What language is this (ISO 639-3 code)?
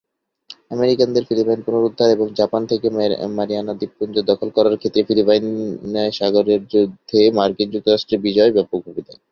ben